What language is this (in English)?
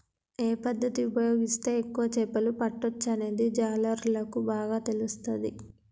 Telugu